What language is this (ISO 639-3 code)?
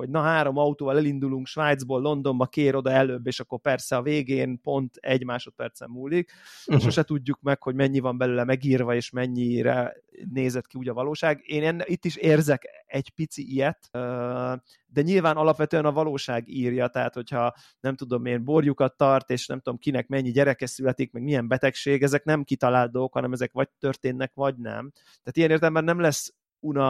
hun